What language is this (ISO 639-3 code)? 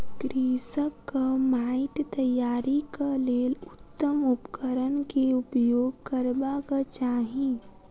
mai